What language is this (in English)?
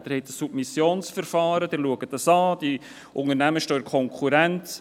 Swiss German